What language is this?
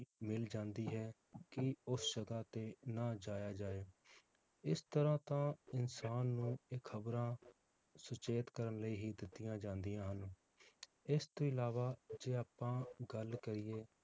Punjabi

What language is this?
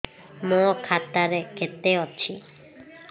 Odia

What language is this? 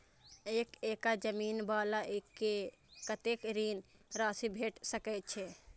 Maithili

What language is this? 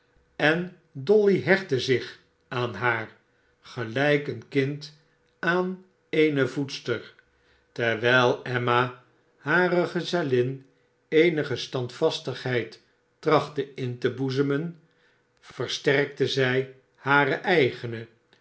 Dutch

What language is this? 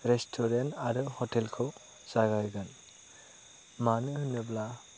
Bodo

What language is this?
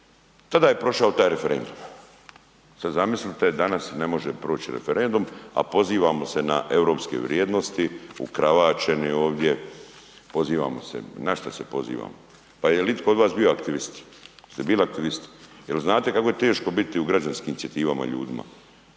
Croatian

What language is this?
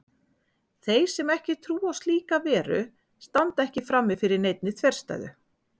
Icelandic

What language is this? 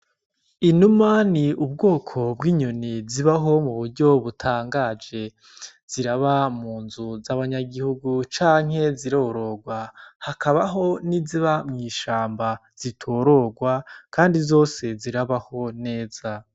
Rundi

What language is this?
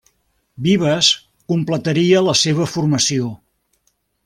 Catalan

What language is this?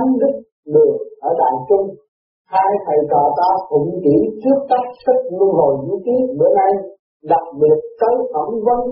Vietnamese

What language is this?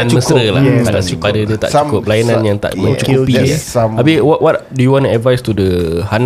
Malay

